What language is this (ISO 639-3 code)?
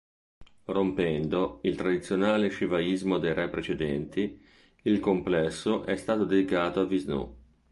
ita